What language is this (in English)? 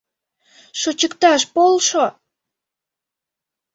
Mari